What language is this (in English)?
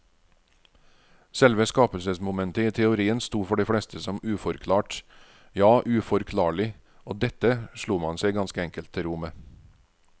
Norwegian